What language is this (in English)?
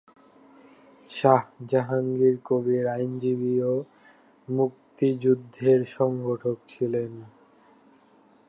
Bangla